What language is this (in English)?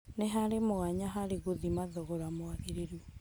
Kikuyu